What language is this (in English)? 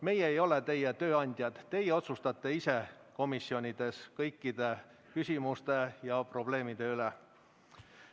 Estonian